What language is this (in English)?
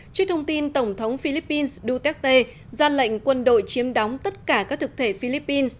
Vietnamese